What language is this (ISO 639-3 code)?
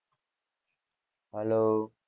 guj